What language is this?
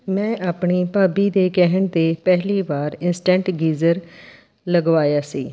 Punjabi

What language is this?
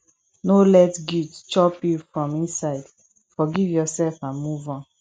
Nigerian Pidgin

